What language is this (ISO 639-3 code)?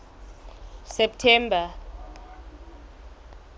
sot